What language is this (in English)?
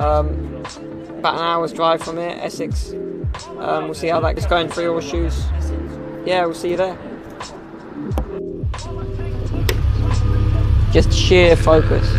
English